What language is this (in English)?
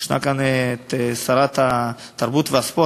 Hebrew